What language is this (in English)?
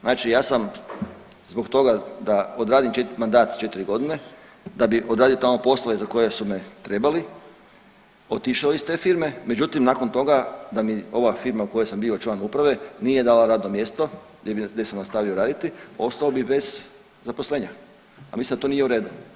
Croatian